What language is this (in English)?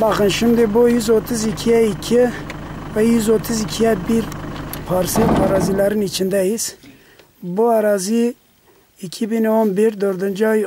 Turkish